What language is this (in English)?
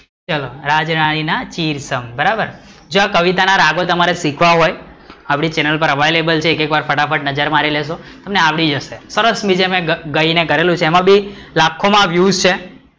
Gujarati